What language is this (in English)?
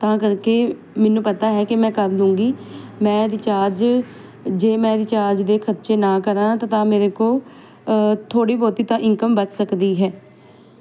Punjabi